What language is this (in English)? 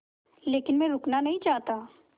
Hindi